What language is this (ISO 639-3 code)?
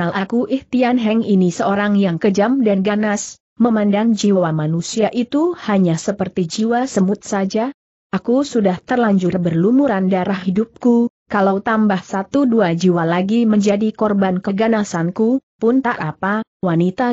ind